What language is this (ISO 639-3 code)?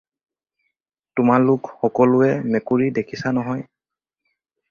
asm